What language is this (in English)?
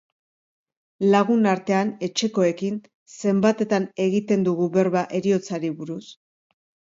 Basque